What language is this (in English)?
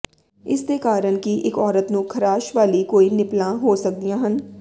Punjabi